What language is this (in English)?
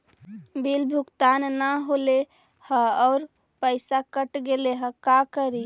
Magahi